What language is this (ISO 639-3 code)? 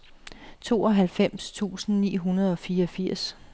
dan